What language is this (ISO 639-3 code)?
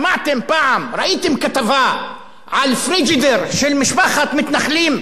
heb